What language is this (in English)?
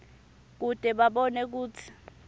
Swati